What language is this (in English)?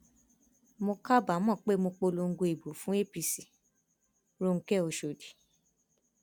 Yoruba